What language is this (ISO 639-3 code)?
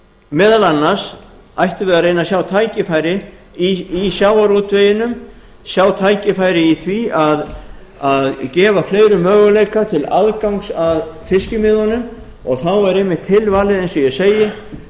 isl